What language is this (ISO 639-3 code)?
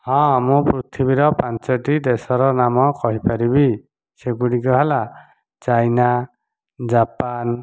ori